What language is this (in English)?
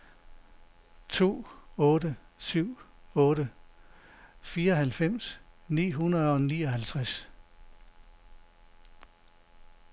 Danish